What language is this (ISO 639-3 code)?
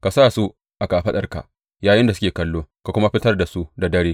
hau